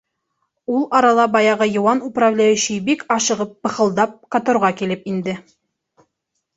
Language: Bashkir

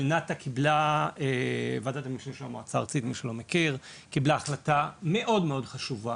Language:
Hebrew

